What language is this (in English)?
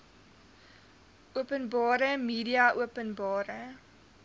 Afrikaans